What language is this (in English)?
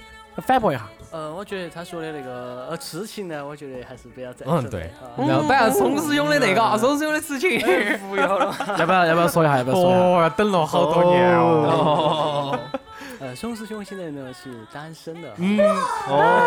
Chinese